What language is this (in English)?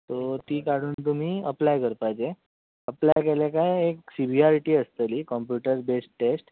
Konkani